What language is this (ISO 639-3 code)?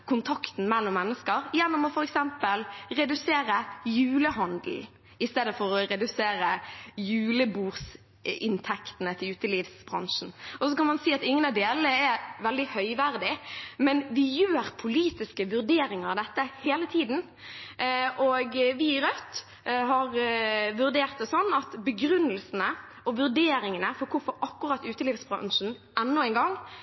nob